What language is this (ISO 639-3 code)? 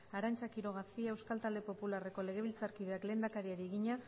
eus